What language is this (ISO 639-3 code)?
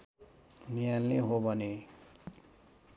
nep